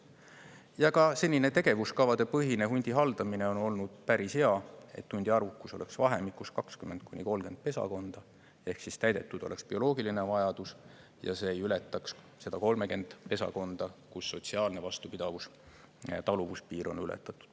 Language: Estonian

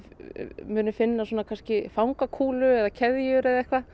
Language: Icelandic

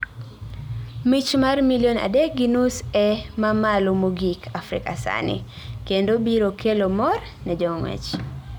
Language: Luo (Kenya and Tanzania)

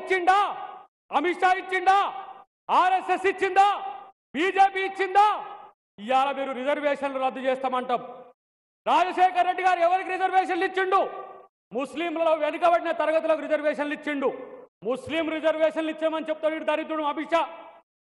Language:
Telugu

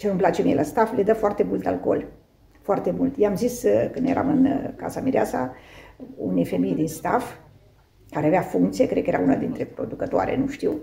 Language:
Romanian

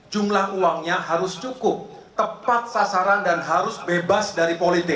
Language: Indonesian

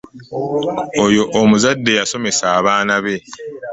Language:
Ganda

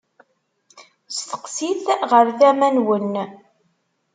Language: Kabyle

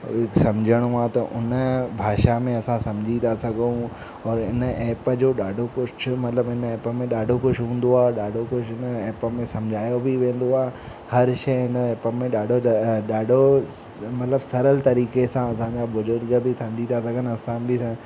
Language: Sindhi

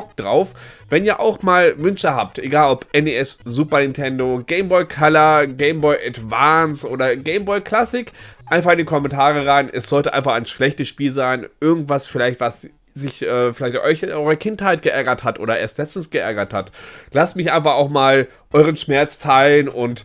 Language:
German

